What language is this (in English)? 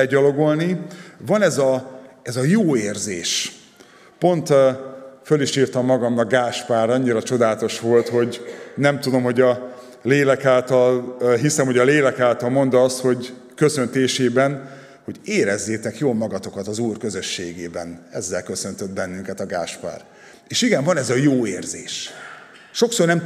Hungarian